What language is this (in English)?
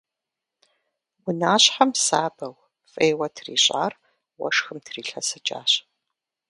Kabardian